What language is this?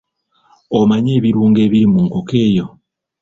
Ganda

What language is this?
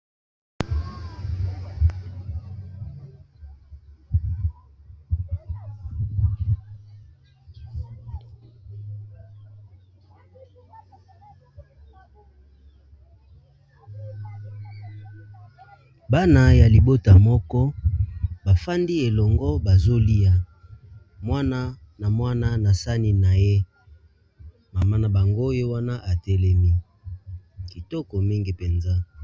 Lingala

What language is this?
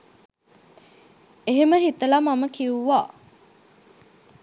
Sinhala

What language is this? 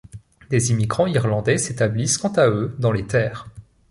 French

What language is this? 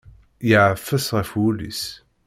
Kabyle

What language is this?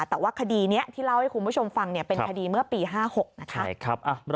Thai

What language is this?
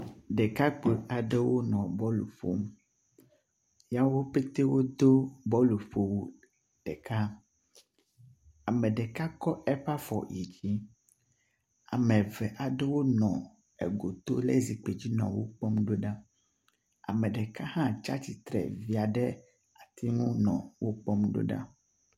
Ewe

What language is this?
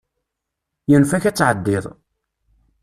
Kabyle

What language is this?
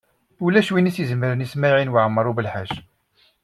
Kabyle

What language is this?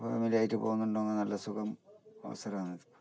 Malayalam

